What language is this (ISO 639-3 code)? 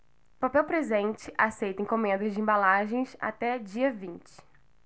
por